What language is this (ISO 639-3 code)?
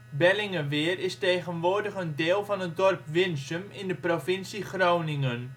nld